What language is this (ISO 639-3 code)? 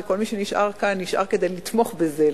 heb